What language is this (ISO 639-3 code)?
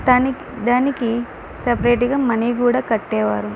tel